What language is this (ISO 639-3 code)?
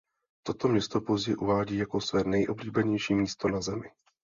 ces